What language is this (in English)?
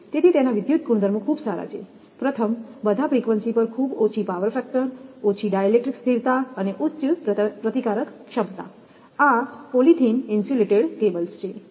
Gujarati